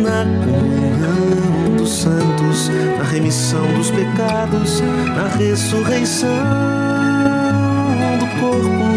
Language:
Portuguese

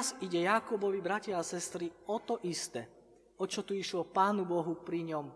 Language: Slovak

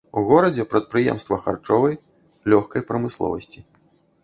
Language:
Belarusian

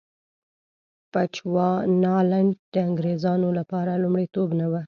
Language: Pashto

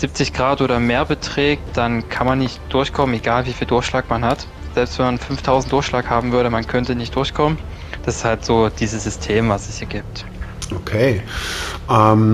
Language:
German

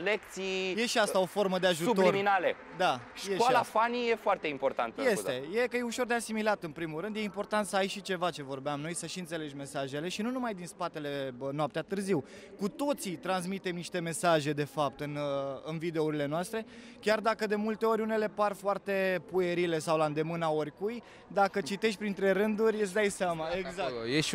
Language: Romanian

